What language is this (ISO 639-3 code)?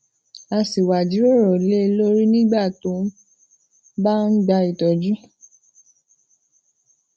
yor